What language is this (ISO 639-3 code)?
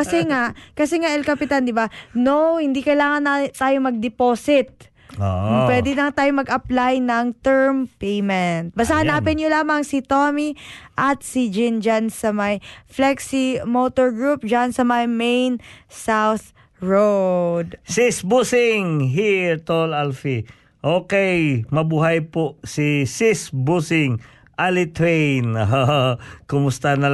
fil